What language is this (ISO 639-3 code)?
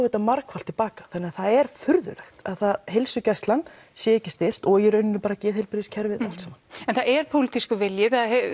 isl